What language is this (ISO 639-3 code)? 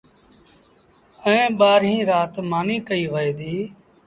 sbn